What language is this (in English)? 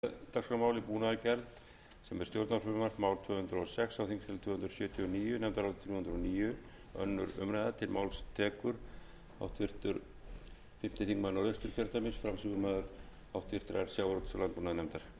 Icelandic